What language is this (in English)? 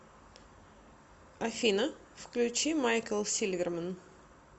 Russian